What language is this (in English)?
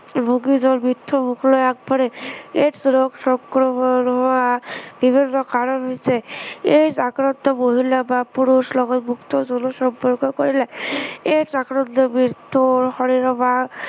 Assamese